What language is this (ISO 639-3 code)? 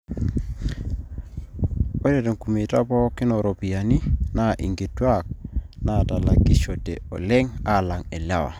mas